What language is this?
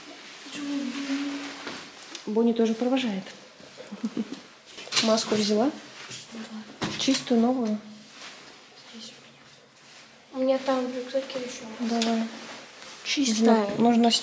Russian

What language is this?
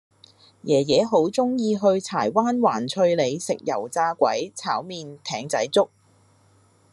Cantonese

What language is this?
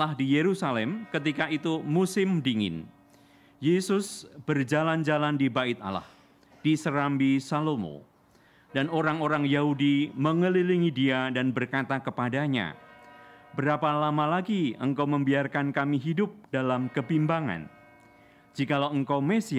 Indonesian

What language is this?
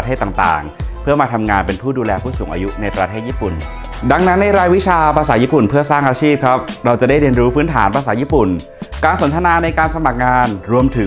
Thai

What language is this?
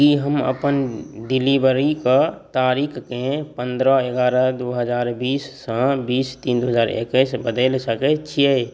Maithili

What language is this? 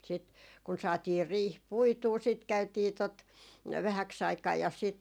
Finnish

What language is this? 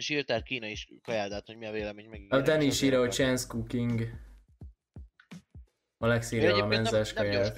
Hungarian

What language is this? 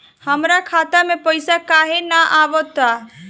Bhojpuri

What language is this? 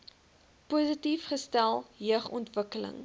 Afrikaans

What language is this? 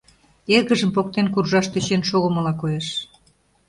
Mari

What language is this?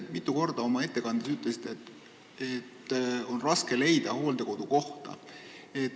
Estonian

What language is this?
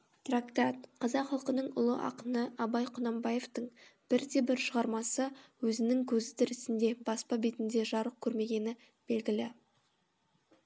Kazakh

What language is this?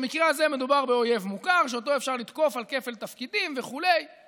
Hebrew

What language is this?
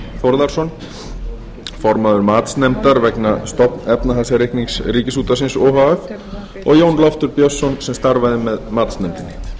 Icelandic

